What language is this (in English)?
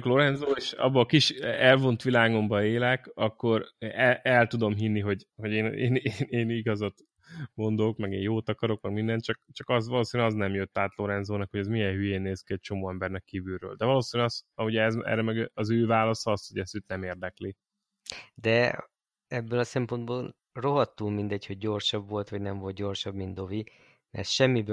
Hungarian